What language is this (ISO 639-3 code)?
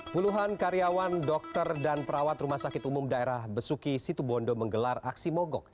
ind